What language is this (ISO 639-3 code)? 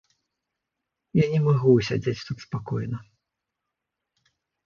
bel